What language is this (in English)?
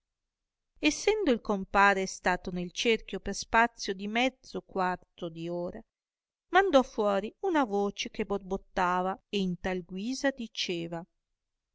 Italian